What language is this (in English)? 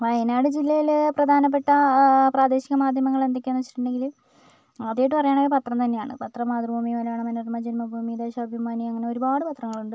Malayalam